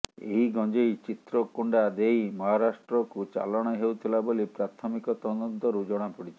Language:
Odia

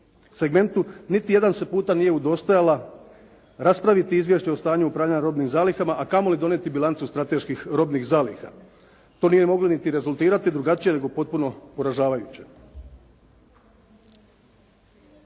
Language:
Croatian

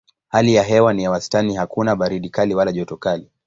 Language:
Swahili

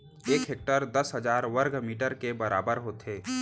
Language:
Chhattisgarhi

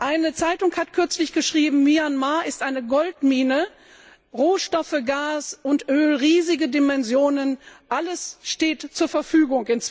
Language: German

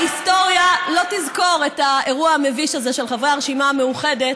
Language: Hebrew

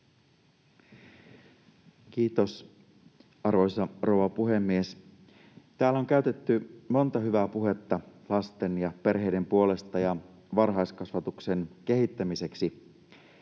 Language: Finnish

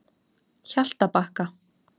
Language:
Icelandic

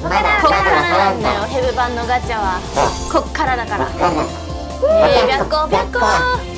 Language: Japanese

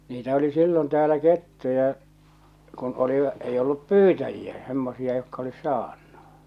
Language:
Finnish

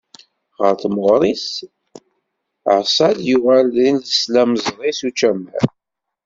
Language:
Kabyle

